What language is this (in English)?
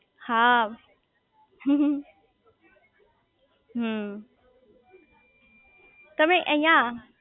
Gujarati